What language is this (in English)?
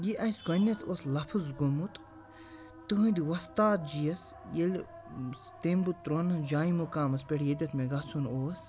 Kashmiri